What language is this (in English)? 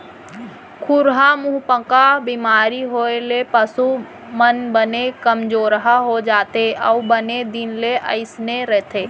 Chhattisgarhi